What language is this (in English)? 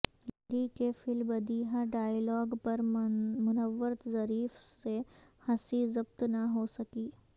Urdu